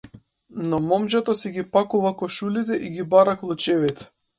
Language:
Macedonian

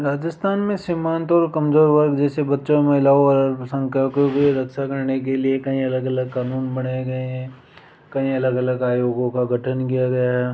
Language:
Hindi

